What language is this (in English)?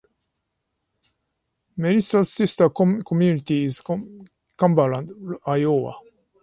English